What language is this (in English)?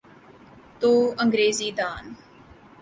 Urdu